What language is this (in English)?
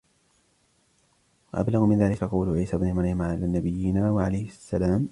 Arabic